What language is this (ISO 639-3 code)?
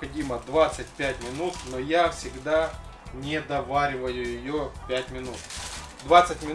rus